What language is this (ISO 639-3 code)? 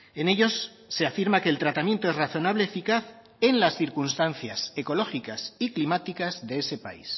spa